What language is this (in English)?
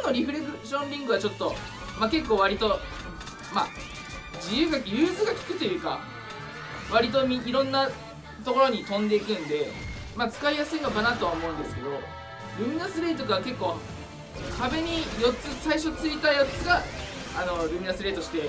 Japanese